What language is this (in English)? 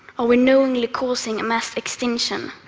English